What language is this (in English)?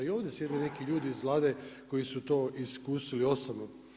Croatian